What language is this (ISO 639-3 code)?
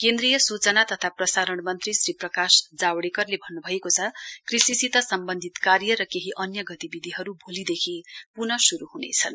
nep